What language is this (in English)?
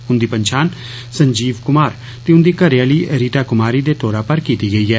Dogri